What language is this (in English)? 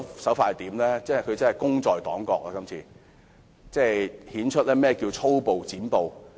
Cantonese